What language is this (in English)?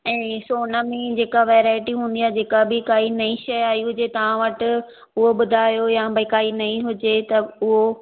Sindhi